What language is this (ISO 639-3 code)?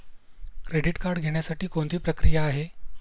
mar